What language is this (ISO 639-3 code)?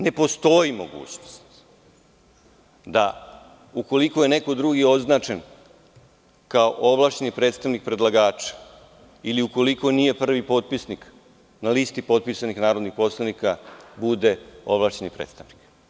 srp